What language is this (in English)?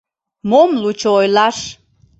Mari